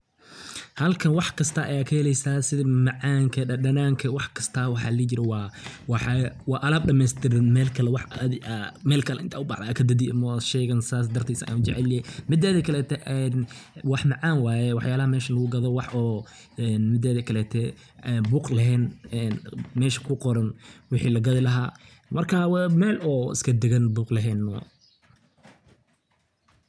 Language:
Somali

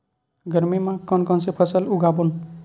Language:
Chhattisgarhi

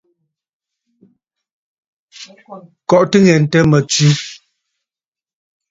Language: Bafut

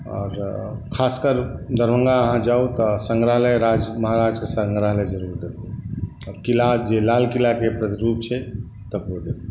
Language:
Maithili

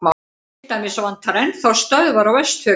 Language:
Icelandic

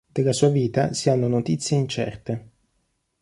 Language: Italian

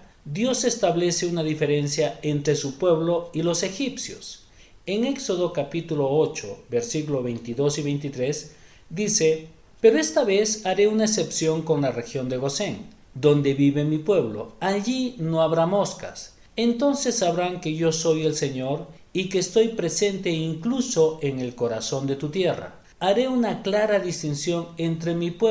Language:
Spanish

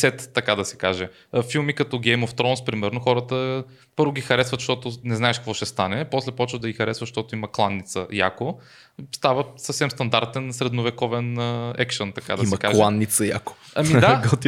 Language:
Bulgarian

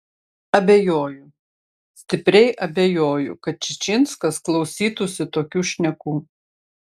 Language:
Lithuanian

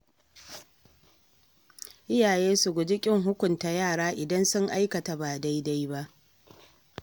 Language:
Hausa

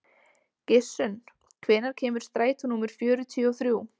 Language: Icelandic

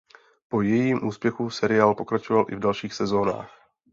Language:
Czech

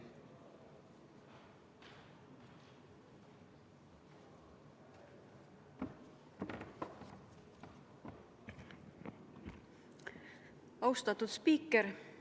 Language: Estonian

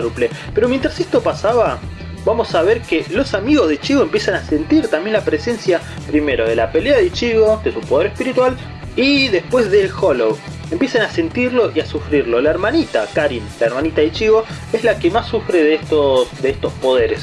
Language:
Spanish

